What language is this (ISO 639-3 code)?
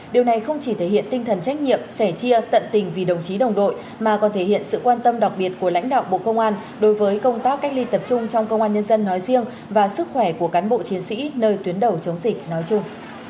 vie